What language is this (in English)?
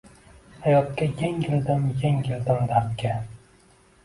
Uzbek